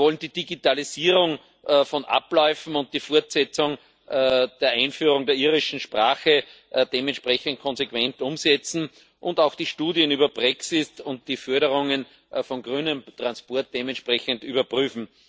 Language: German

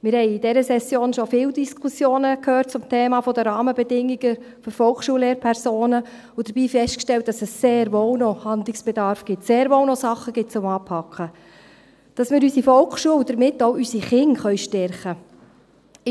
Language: Swiss German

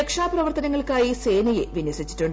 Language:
Malayalam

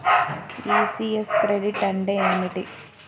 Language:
Telugu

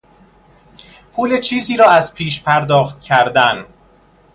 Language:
Persian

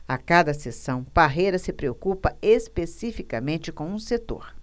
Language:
Portuguese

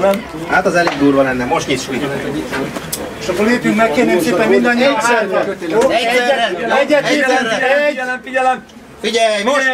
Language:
Hungarian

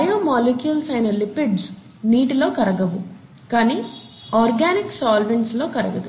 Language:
Telugu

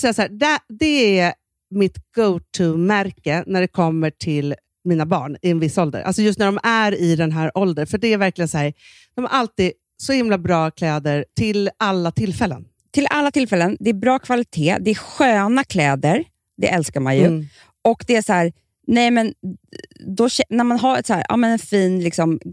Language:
Swedish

